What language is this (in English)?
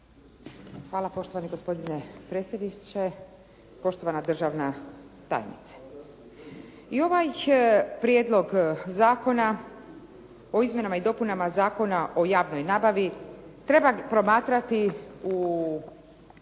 Croatian